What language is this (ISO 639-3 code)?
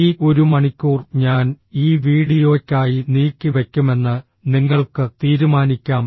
mal